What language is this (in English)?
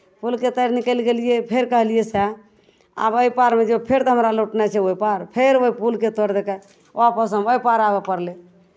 Maithili